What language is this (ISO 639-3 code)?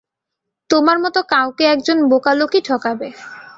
ben